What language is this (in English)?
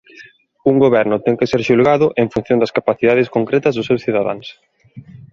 Galician